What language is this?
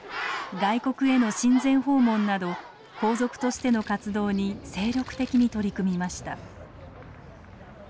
Japanese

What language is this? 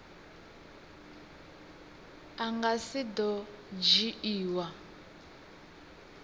Venda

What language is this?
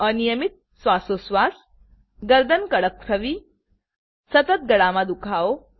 Gujarati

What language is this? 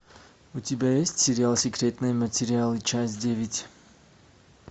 Russian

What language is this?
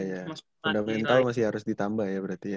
Indonesian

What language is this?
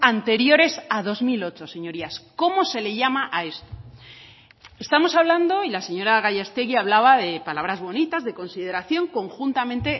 Spanish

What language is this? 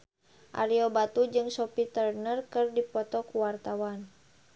Sundanese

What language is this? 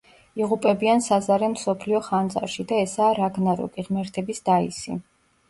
Georgian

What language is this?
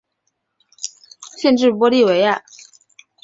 Chinese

